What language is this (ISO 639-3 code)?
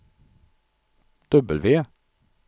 swe